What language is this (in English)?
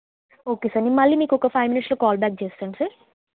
Telugu